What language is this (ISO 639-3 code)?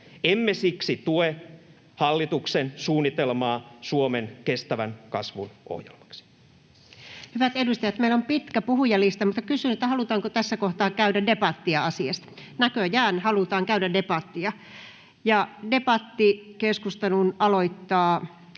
fin